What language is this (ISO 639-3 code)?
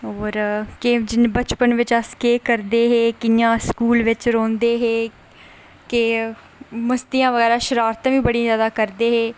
doi